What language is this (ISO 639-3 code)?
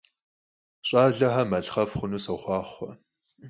kbd